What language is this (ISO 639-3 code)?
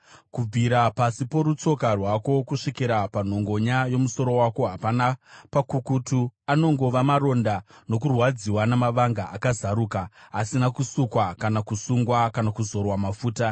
sna